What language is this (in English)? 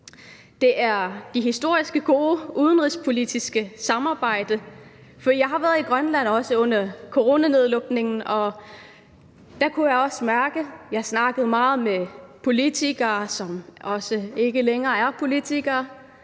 Danish